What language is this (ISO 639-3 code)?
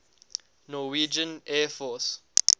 eng